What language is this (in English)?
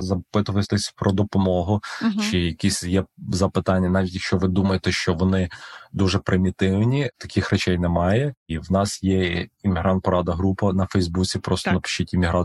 Ukrainian